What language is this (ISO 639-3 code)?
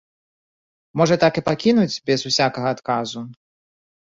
bel